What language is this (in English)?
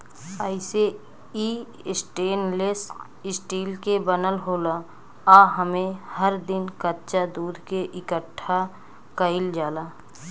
Bhojpuri